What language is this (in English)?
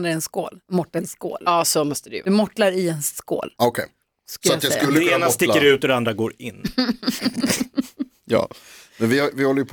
Swedish